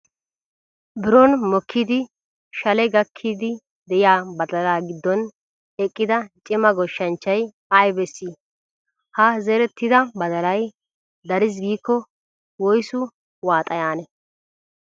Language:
Wolaytta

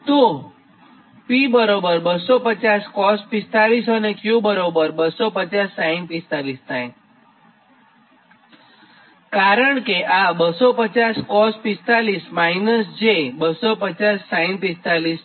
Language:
Gujarati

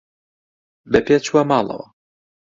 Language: Central Kurdish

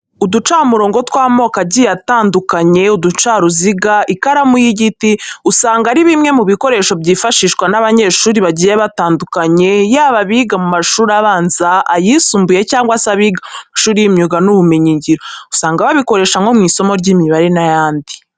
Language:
Kinyarwanda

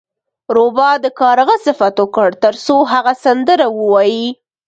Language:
Pashto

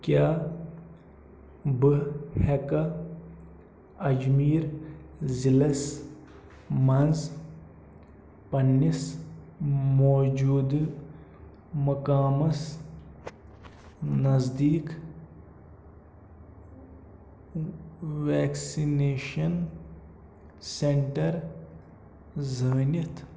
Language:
Kashmiri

